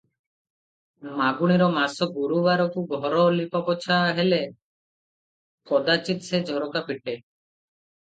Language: Odia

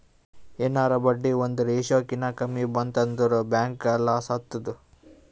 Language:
Kannada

